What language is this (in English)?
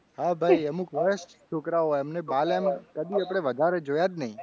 Gujarati